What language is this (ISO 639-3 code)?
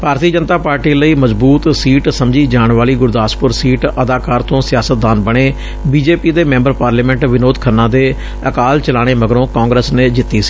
pan